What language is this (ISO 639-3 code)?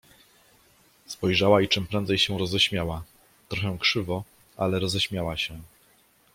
pol